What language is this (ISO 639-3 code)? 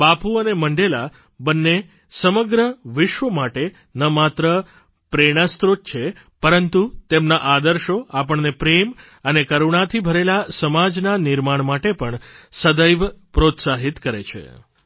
guj